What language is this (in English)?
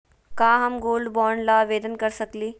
Magahi